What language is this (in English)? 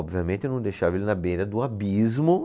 Portuguese